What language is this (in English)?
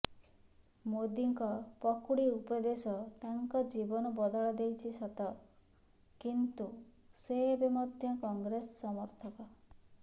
Odia